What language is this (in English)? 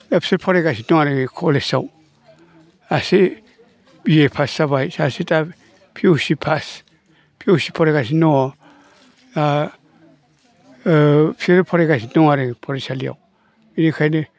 Bodo